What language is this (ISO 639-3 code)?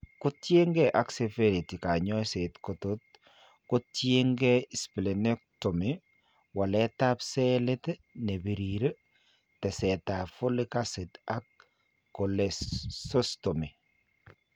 kln